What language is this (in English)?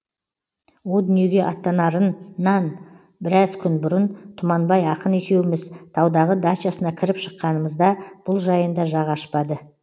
Kazakh